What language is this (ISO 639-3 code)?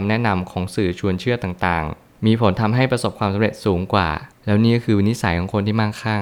tha